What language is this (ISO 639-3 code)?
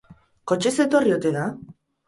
eus